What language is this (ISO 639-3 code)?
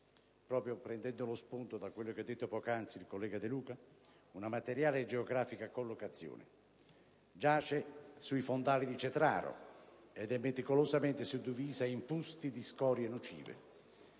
ita